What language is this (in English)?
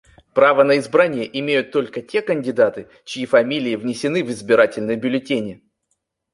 Russian